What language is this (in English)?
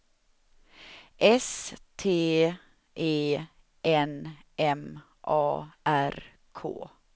Swedish